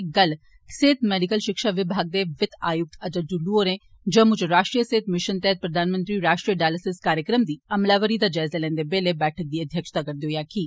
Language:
Dogri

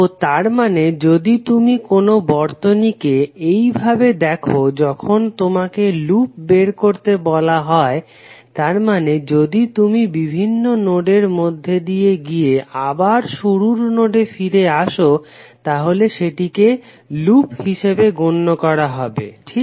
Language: Bangla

